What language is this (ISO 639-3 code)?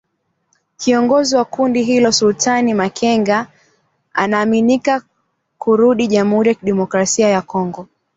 swa